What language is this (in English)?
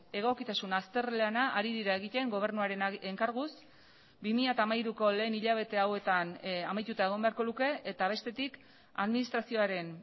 Basque